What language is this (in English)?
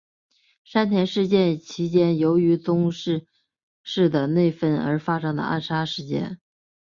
Chinese